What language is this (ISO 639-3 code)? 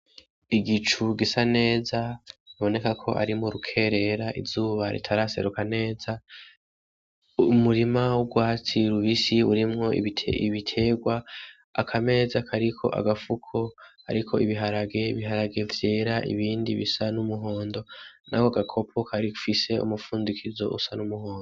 run